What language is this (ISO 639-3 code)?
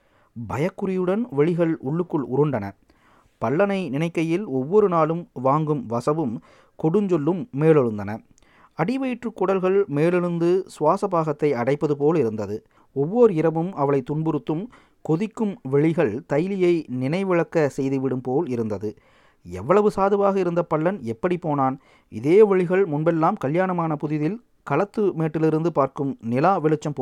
tam